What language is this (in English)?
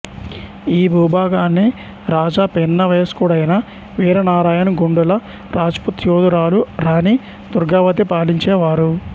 Telugu